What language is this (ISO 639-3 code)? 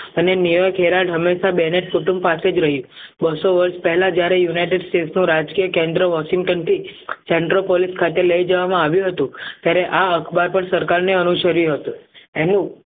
guj